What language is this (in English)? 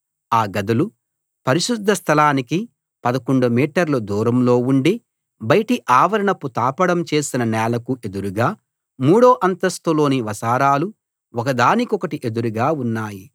Telugu